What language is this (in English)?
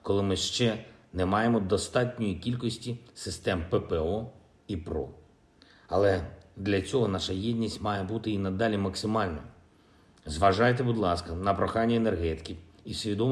Ukrainian